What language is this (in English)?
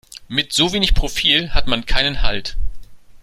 German